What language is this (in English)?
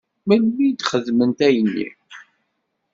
Kabyle